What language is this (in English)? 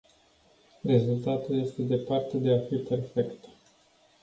Romanian